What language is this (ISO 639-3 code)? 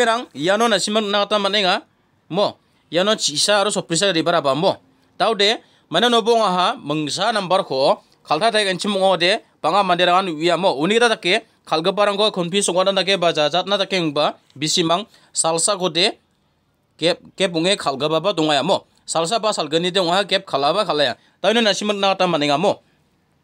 ind